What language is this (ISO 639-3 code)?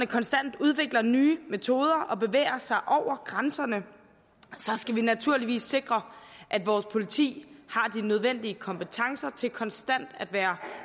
dan